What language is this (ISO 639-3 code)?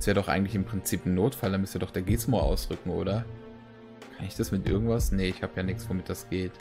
deu